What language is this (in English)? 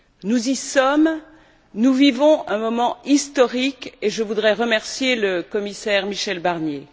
French